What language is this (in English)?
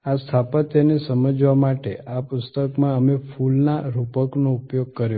Gujarati